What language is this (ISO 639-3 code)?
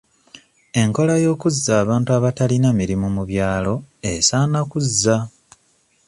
lug